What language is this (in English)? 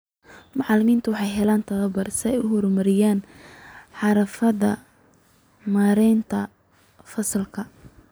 Somali